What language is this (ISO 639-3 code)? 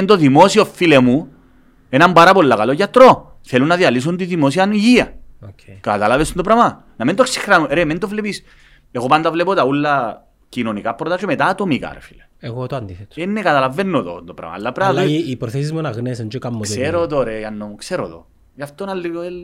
ell